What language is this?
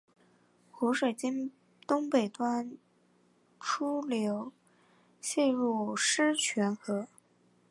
Chinese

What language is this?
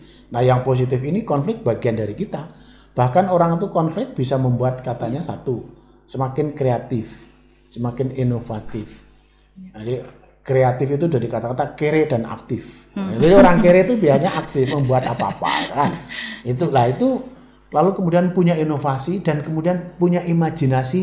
Indonesian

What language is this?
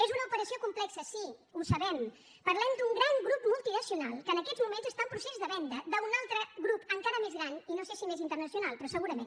Catalan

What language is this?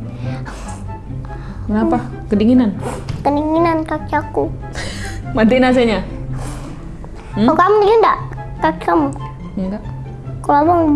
Indonesian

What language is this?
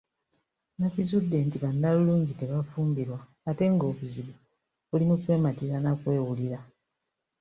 Ganda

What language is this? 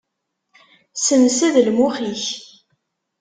Kabyle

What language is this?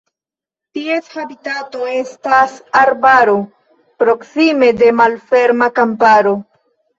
Esperanto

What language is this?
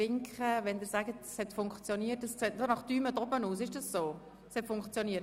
Swiss German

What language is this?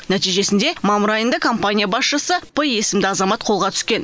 Kazakh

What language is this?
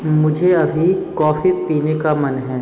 Hindi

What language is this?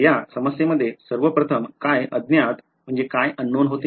Marathi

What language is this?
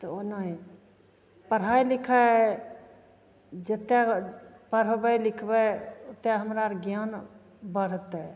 Maithili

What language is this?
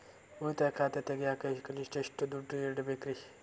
Kannada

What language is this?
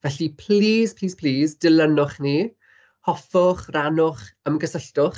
Welsh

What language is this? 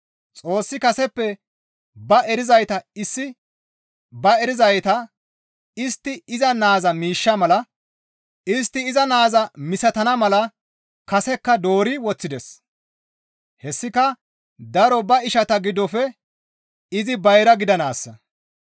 Gamo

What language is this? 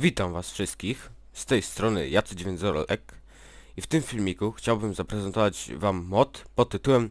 Polish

